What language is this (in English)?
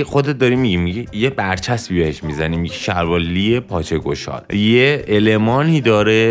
Persian